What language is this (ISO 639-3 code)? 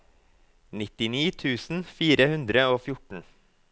nor